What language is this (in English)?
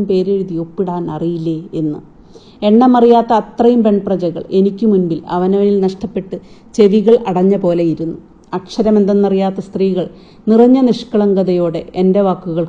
Malayalam